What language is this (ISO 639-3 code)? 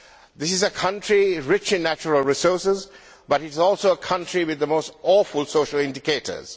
eng